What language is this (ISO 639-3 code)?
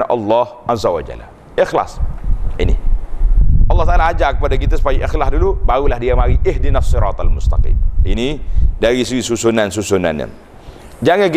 msa